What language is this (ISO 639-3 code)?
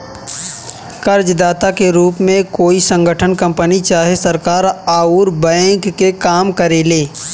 bho